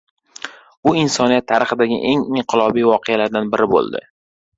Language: Uzbek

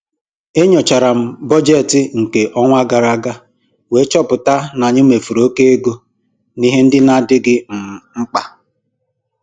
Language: Igbo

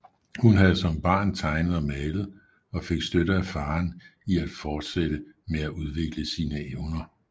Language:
Danish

